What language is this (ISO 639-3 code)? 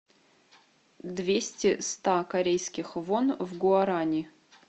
rus